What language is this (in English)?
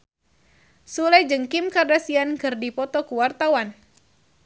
Sundanese